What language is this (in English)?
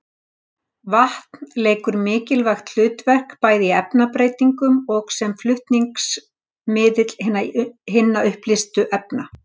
Icelandic